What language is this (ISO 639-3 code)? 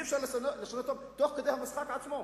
heb